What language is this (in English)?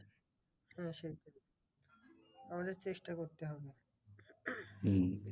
Bangla